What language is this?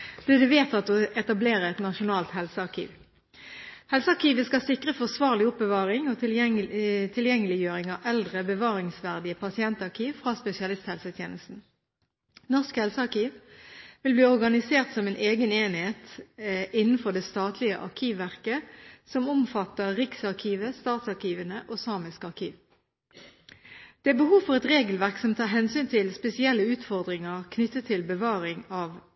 Norwegian Bokmål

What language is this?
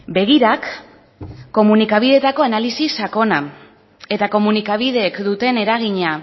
Basque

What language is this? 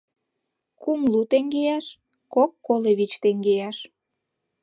Mari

